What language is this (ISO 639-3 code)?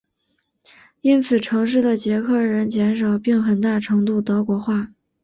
zho